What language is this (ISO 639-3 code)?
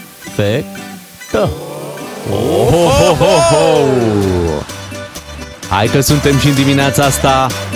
ron